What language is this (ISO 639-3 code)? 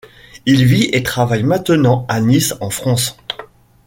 fra